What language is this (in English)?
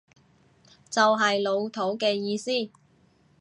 Cantonese